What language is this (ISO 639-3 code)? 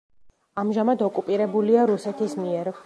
kat